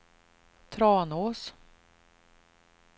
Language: Swedish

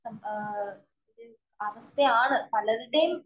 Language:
Malayalam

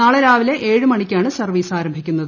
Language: Malayalam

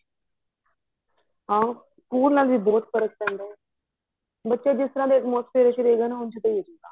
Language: Punjabi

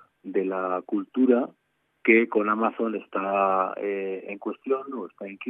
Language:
Spanish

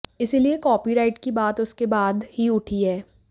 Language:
Hindi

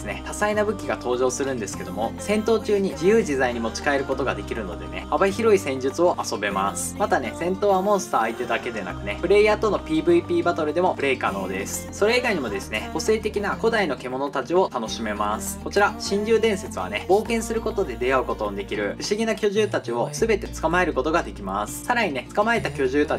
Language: Japanese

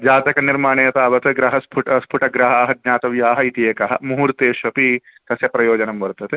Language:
Sanskrit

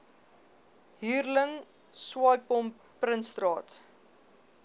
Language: Afrikaans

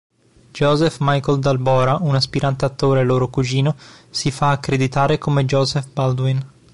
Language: Italian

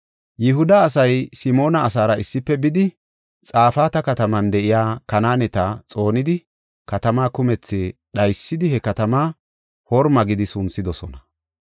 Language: Gofa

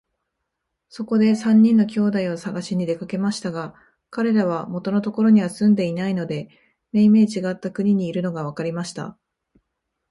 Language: Japanese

